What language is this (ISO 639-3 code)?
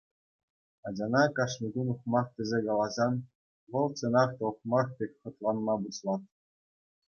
chv